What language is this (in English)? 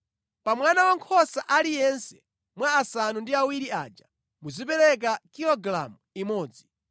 Nyanja